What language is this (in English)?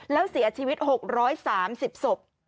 Thai